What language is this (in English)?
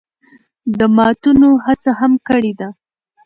Pashto